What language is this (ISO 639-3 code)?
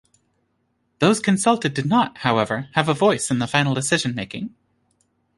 eng